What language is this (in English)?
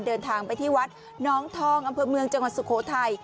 Thai